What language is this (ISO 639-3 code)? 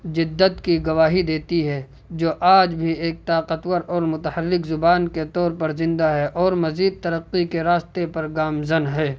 urd